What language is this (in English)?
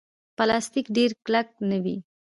Pashto